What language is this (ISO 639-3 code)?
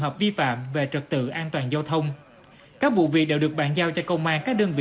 vie